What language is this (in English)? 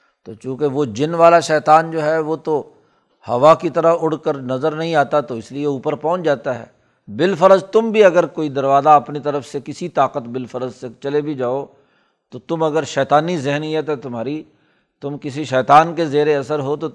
Urdu